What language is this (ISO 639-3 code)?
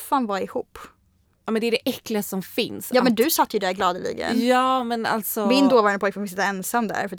swe